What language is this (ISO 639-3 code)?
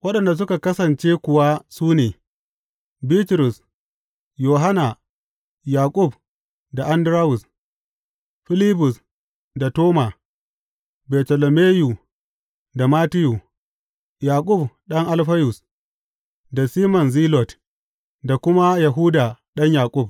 hau